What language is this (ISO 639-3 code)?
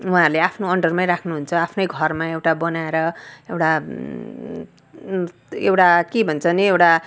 nep